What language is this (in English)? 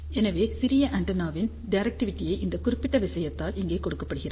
Tamil